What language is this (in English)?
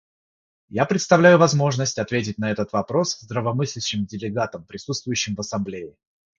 Russian